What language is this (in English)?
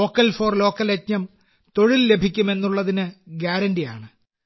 Malayalam